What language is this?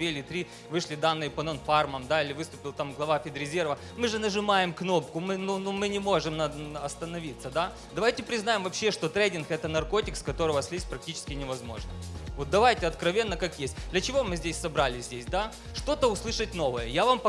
Russian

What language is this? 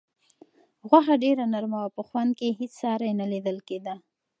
Pashto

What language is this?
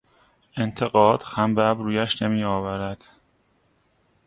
Persian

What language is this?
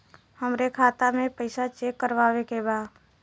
Bhojpuri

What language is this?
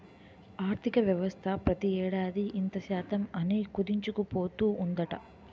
Telugu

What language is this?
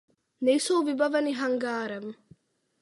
Czech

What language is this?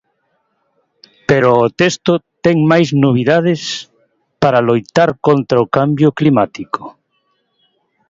Galician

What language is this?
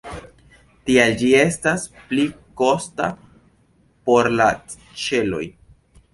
Esperanto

